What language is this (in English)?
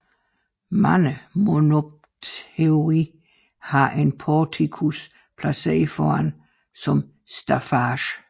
Danish